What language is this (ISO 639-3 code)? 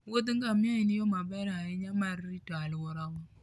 luo